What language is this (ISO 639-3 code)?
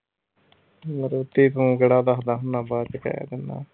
pan